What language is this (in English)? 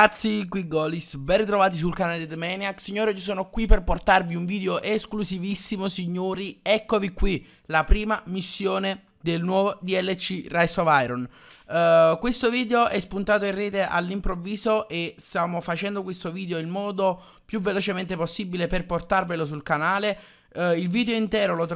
Italian